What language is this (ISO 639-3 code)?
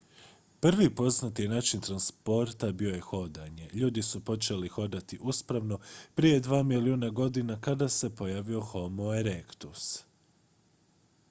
hrv